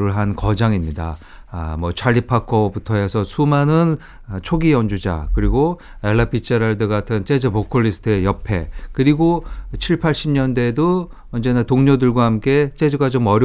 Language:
Korean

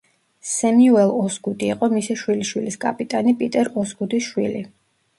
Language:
Georgian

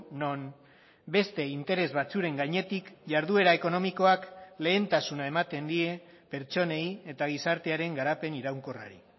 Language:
Basque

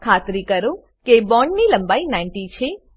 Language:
Gujarati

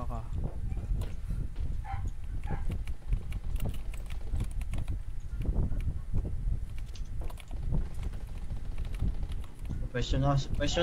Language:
Filipino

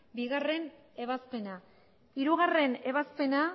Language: Basque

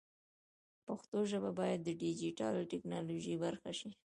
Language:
Pashto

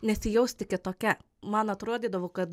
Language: Lithuanian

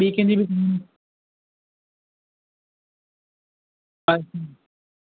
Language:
Sindhi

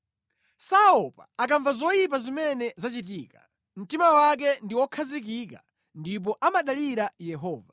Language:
Nyanja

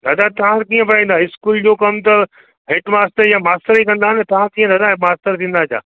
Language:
Sindhi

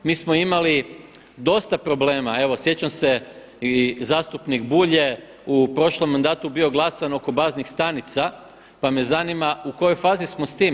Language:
Croatian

